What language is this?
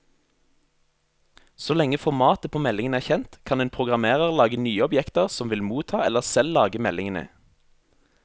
Norwegian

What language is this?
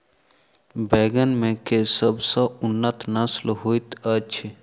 Maithili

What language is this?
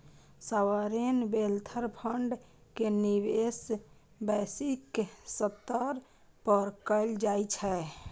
Maithili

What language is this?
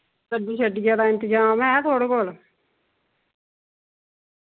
Dogri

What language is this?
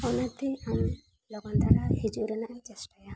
Santali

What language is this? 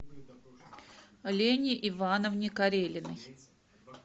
Russian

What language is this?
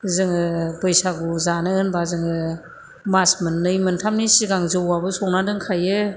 Bodo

